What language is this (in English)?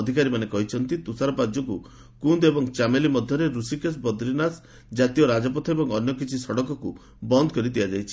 Odia